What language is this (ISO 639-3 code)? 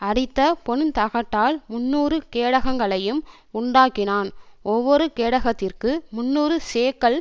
tam